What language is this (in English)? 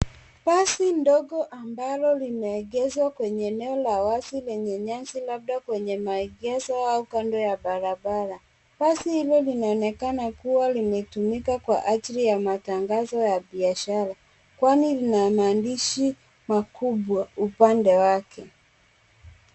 Swahili